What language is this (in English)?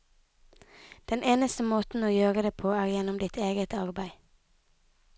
Norwegian